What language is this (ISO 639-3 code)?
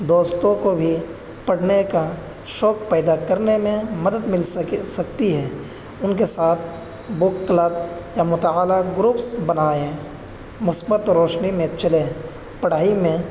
urd